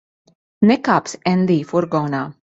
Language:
Latvian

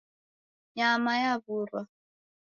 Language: Taita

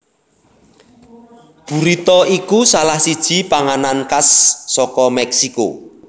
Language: Javanese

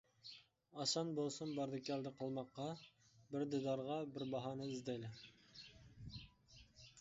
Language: Uyghur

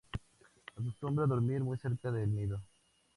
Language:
Spanish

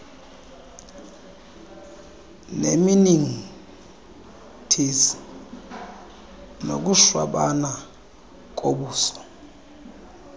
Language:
Xhosa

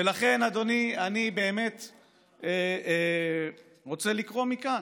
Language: Hebrew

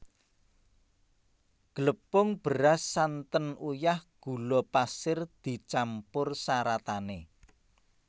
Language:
Javanese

